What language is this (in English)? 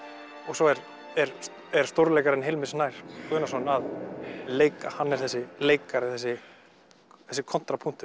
Icelandic